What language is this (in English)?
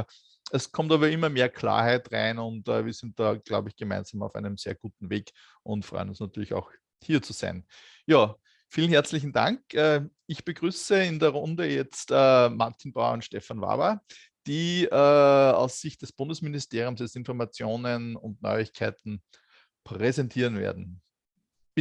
German